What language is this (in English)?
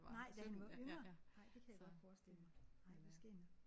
Danish